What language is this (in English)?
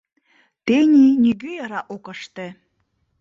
Mari